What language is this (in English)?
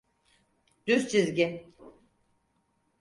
Turkish